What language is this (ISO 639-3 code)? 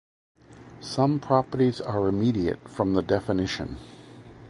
eng